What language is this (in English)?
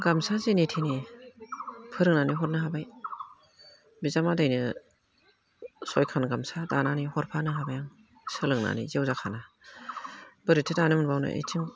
Bodo